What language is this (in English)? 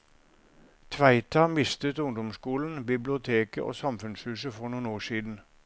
Norwegian